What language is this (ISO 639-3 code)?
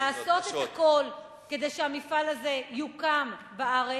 heb